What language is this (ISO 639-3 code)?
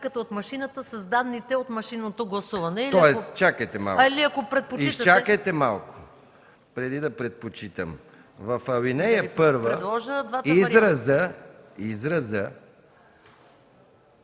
bul